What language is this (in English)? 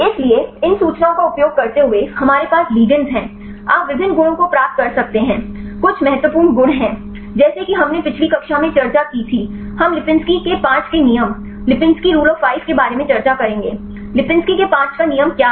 Hindi